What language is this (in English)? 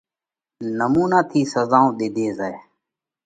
Parkari Koli